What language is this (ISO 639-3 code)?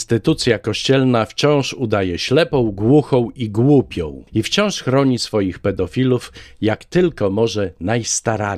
pol